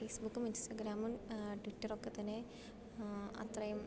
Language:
Malayalam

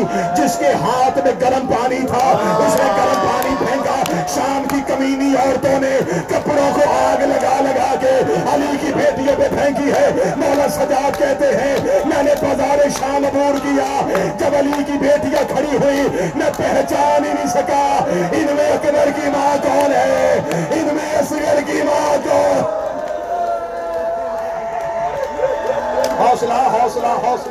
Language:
Urdu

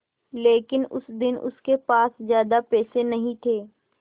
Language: Hindi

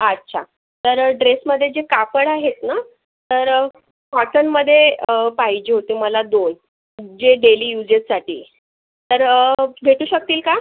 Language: Marathi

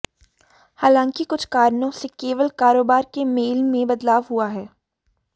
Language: Hindi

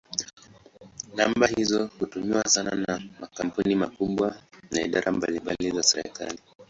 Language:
Swahili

